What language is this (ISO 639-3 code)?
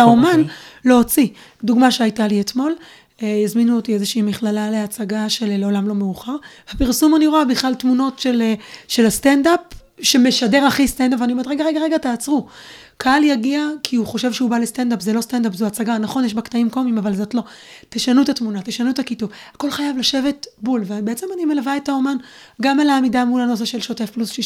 heb